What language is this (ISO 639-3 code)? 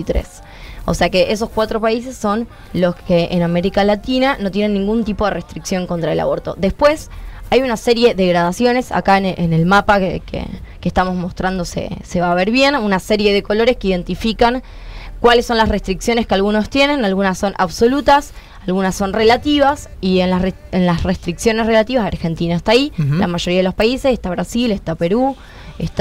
spa